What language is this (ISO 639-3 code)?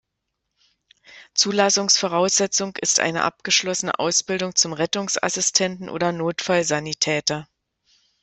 deu